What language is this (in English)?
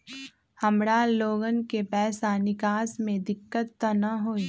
Magahi